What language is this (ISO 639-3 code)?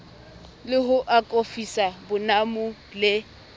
sot